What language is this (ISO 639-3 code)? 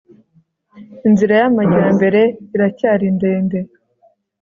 kin